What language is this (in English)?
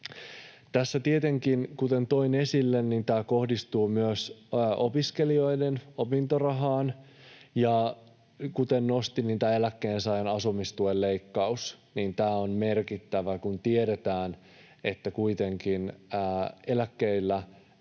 Finnish